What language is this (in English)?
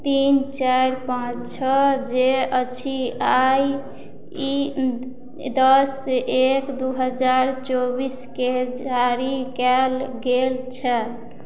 Maithili